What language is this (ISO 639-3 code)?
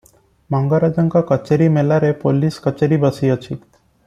ori